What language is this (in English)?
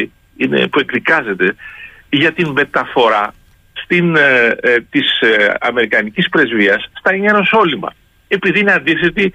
Greek